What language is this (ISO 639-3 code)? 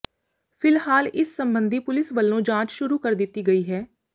pan